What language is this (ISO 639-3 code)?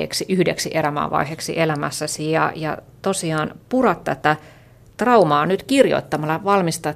fin